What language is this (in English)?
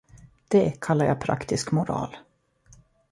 Swedish